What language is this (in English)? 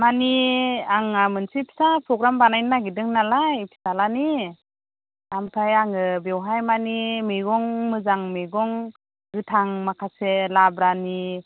Bodo